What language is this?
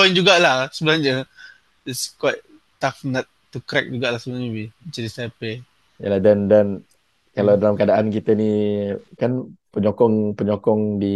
Malay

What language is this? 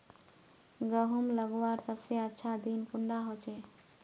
Magahi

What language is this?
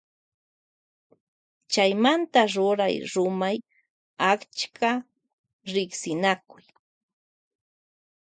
Loja Highland Quichua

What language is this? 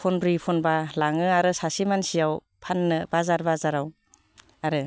Bodo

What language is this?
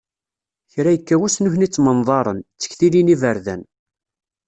Kabyle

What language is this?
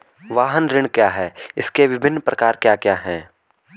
Hindi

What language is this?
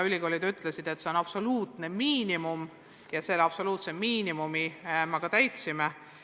Estonian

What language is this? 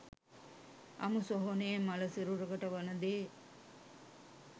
Sinhala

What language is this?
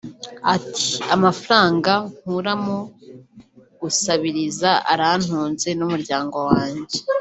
Kinyarwanda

